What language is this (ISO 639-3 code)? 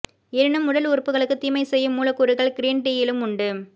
tam